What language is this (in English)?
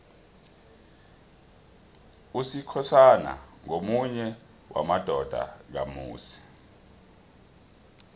South Ndebele